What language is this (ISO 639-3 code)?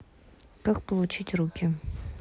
rus